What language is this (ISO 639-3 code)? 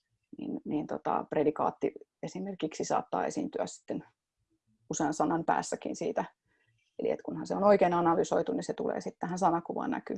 fin